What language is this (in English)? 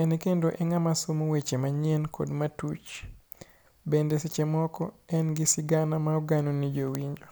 Luo (Kenya and Tanzania)